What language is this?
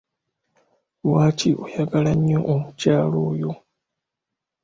Ganda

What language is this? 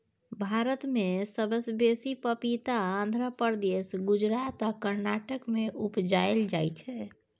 Maithili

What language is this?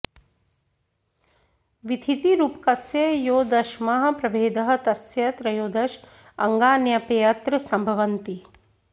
Sanskrit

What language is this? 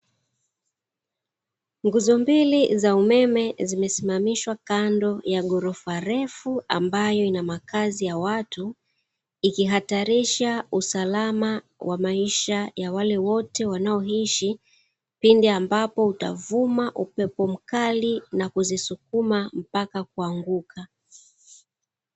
Swahili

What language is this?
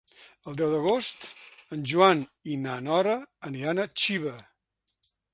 Catalan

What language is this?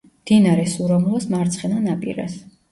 Georgian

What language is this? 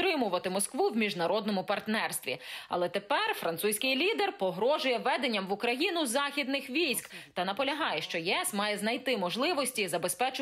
Ukrainian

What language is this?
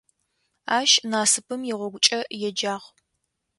Adyghe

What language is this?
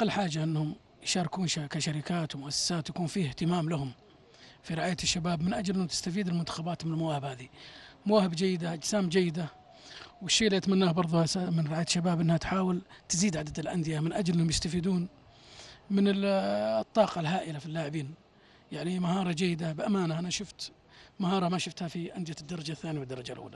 Arabic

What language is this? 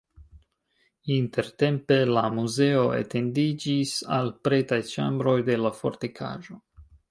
Esperanto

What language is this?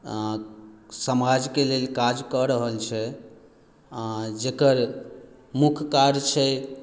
Maithili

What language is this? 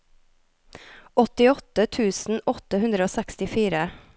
Norwegian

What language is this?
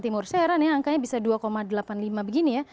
Indonesian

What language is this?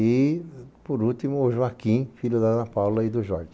Portuguese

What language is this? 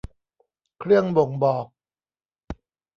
Thai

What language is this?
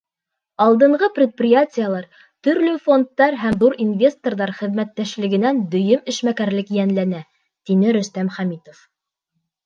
Bashkir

